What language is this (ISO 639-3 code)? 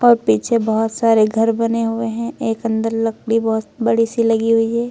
hin